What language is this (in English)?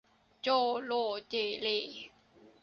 Thai